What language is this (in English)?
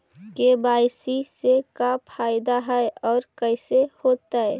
Magahi